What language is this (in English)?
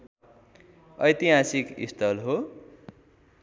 Nepali